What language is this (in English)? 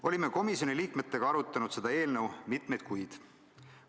Estonian